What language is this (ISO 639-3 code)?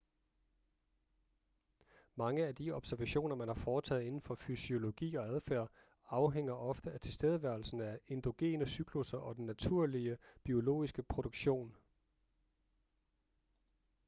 dan